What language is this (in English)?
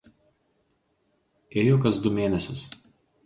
Lithuanian